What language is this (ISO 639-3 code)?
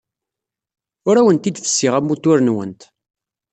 kab